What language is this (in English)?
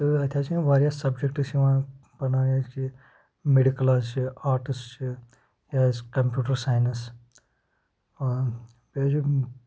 Kashmiri